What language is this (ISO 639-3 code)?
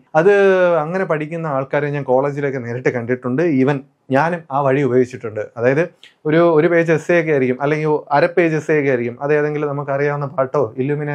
mal